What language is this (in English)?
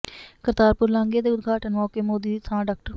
Punjabi